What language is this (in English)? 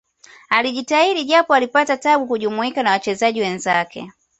Swahili